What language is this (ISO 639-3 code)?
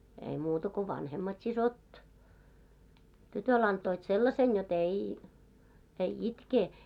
fin